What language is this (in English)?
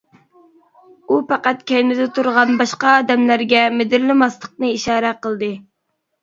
Uyghur